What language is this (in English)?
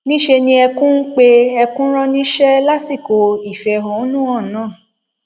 Yoruba